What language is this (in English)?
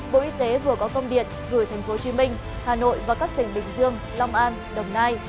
Vietnamese